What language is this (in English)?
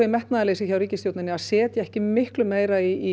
Icelandic